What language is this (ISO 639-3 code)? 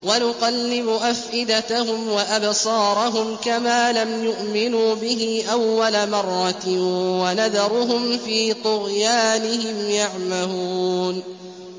ara